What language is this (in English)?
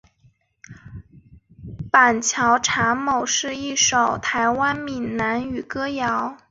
Chinese